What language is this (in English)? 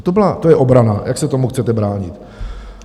Czech